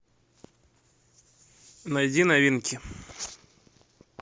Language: Russian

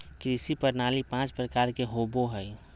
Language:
Magahi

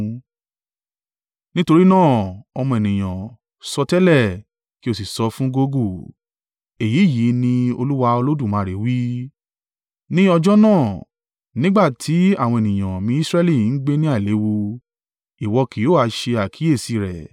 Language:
Yoruba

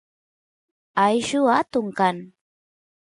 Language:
Santiago del Estero Quichua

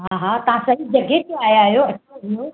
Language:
Sindhi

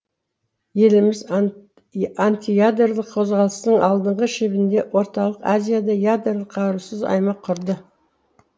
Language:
Kazakh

